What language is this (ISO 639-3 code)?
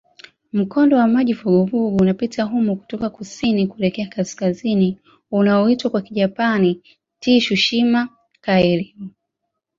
swa